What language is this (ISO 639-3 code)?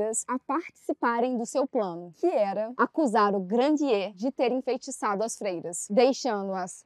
por